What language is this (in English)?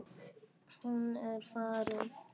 Icelandic